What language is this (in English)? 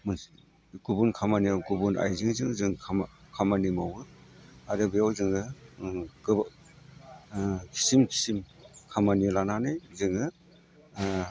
Bodo